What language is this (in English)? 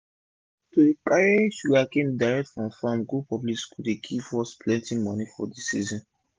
Nigerian Pidgin